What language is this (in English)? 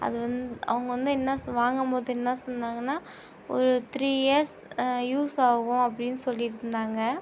Tamil